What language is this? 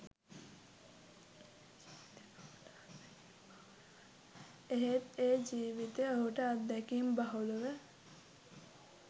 Sinhala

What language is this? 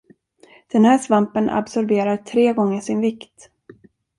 Swedish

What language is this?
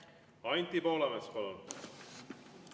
Estonian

